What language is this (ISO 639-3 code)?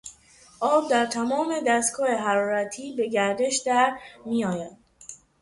fas